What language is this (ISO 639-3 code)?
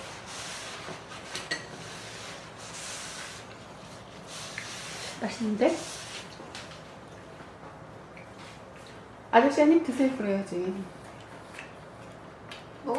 kor